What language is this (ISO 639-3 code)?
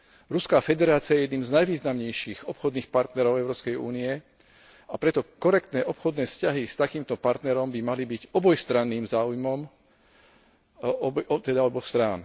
slk